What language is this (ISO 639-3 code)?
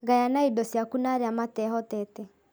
kik